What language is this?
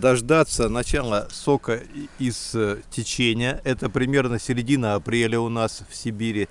Russian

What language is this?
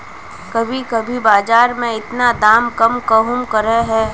Magahi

